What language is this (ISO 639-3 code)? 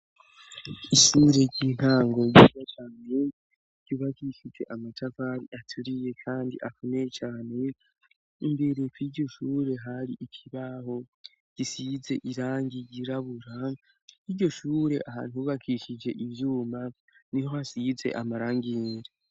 run